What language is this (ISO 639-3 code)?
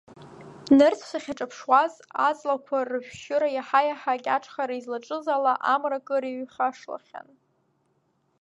abk